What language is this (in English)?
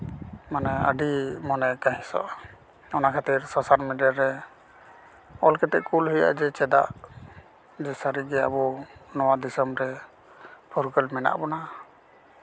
Santali